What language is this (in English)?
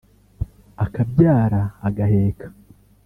Kinyarwanda